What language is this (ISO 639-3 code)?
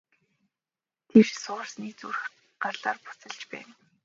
mon